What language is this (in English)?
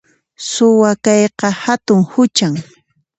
Puno Quechua